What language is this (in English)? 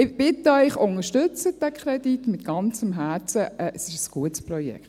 Swiss German